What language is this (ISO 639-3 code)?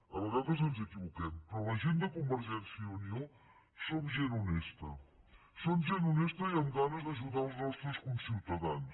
cat